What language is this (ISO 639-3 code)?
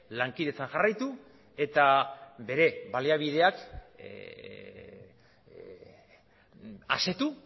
eus